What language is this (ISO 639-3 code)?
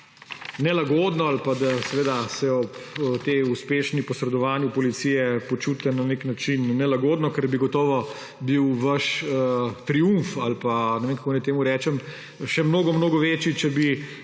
slv